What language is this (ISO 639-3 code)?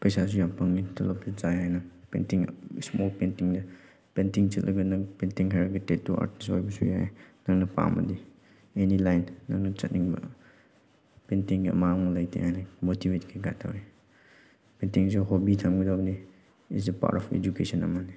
mni